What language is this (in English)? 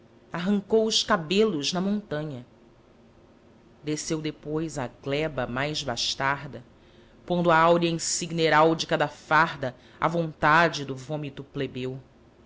Portuguese